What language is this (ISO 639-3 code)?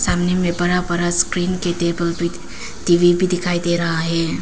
hin